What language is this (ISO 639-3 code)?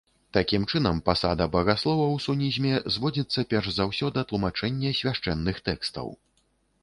bel